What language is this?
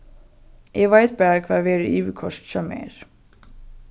Faroese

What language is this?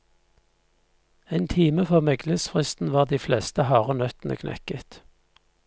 Norwegian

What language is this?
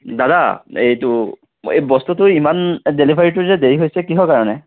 Assamese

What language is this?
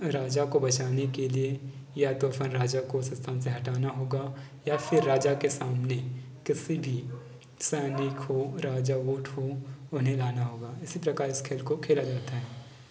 Hindi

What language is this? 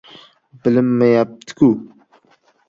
Uzbek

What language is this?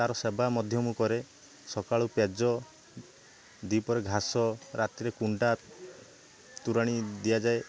Odia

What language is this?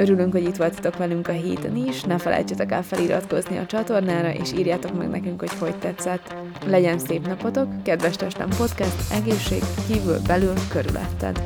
Hungarian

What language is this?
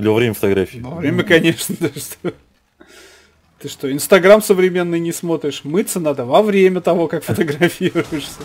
Russian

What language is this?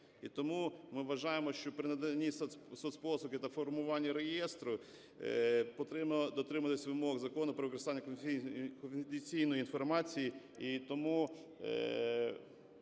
Ukrainian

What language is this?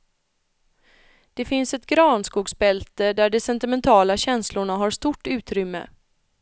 Swedish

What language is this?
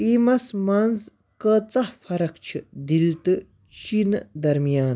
Kashmiri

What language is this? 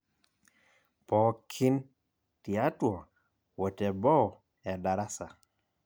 Masai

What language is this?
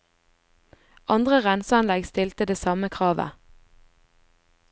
Norwegian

